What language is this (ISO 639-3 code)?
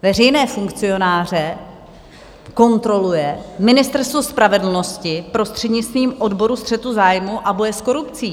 ces